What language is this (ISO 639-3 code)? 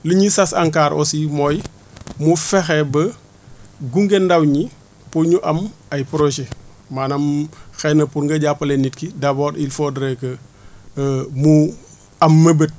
wol